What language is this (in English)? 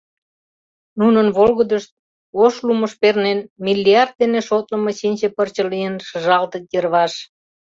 Mari